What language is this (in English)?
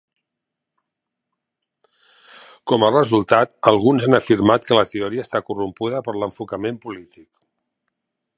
Catalan